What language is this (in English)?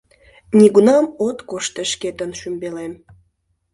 Mari